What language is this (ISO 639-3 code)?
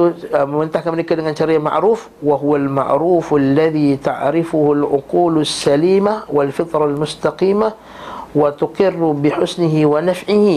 msa